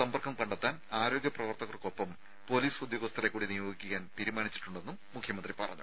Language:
Malayalam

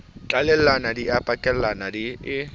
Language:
Southern Sotho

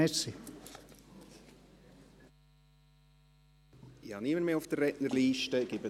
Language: Swiss German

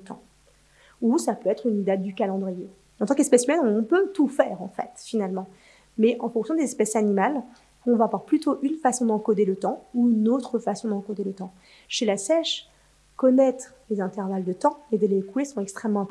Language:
French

